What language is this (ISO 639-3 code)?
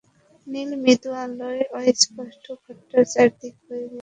ben